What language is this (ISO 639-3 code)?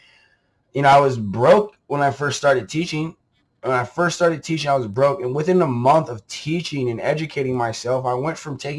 eng